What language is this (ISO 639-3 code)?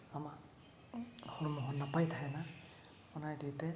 sat